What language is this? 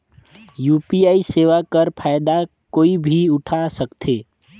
Chhattisgarhi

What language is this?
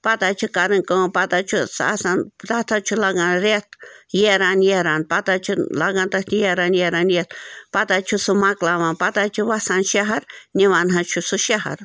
Kashmiri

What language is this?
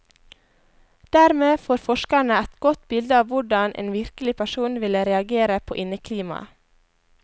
Norwegian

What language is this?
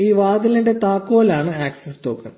Malayalam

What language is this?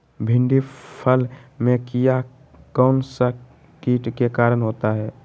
Magahi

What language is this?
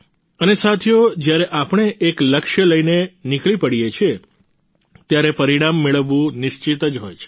Gujarati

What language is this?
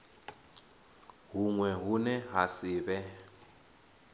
Venda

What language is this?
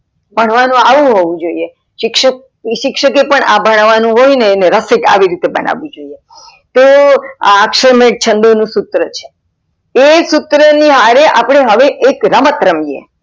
Gujarati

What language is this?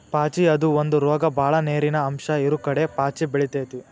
Kannada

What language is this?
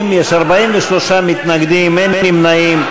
Hebrew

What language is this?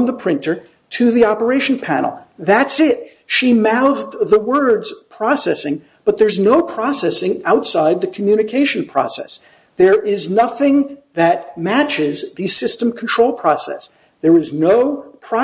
English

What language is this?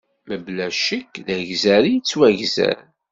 Kabyle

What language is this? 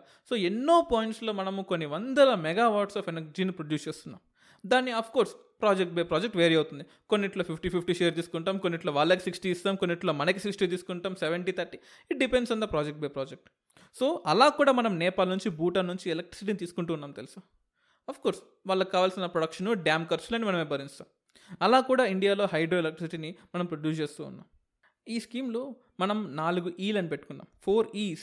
Telugu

